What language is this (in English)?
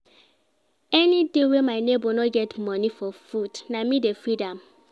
Nigerian Pidgin